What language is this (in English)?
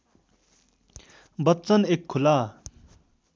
Nepali